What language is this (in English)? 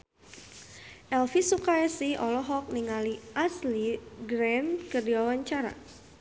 Sundanese